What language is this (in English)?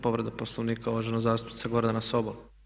Croatian